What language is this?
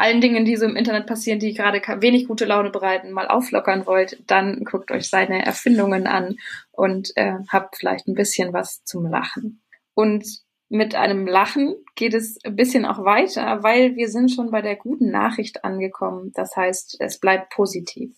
German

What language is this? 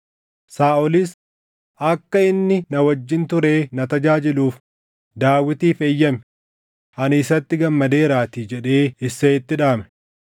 Oromo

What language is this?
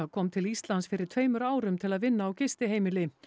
Icelandic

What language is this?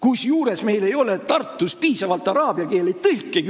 Estonian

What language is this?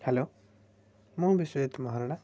Odia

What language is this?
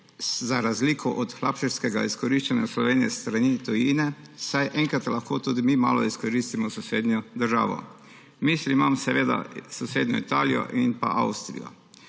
Slovenian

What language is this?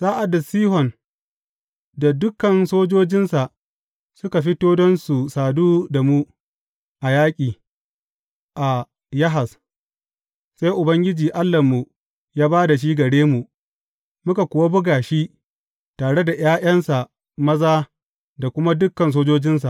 Hausa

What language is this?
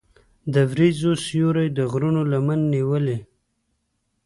Pashto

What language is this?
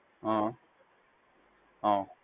Gujarati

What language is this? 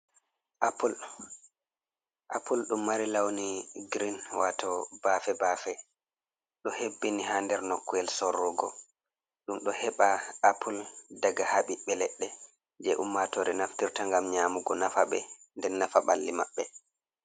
Fula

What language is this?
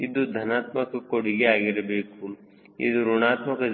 Kannada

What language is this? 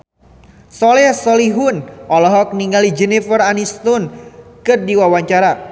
Sundanese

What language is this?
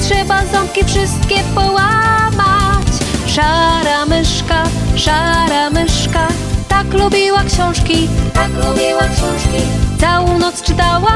Polish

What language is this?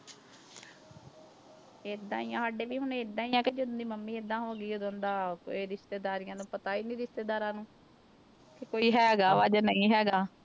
Punjabi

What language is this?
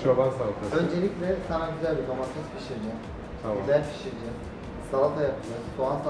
Turkish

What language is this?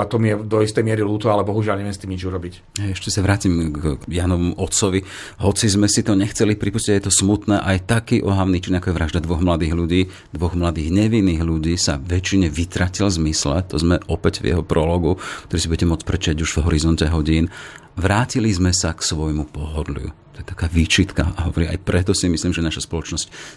Slovak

